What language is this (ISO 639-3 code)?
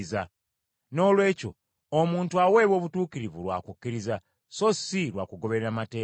lug